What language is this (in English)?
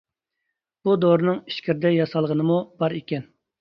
Uyghur